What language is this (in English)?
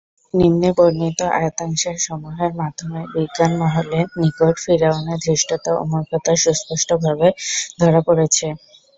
Bangla